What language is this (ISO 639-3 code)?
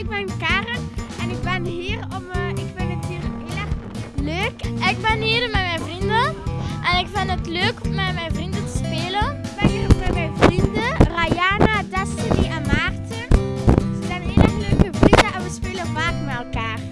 nld